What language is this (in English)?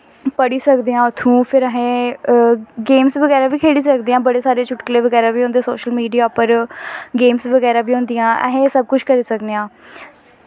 Dogri